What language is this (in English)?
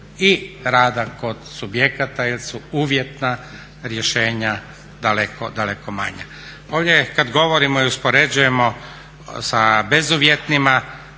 Croatian